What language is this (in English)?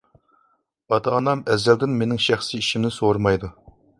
Uyghur